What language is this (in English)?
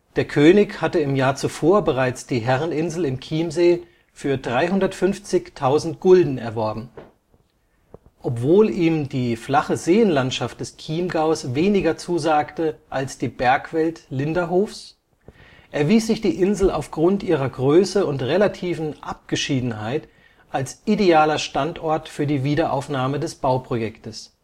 German